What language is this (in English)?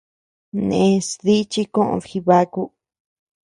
Tepeuxila Cuicatec